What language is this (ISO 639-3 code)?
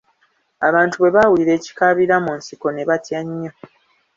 lug